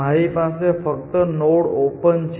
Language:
Gujarati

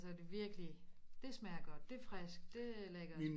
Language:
Danish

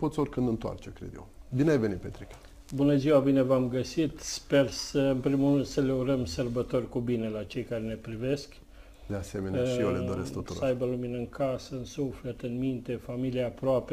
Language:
Romanian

